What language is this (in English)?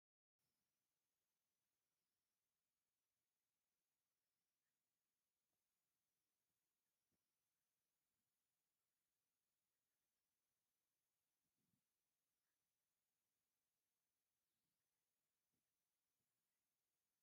Tigrinya